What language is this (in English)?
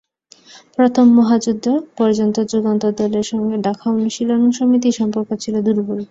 Bangla